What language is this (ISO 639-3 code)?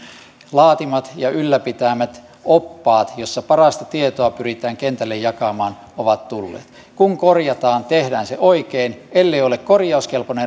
fin